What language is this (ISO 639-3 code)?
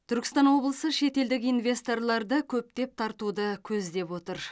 kaz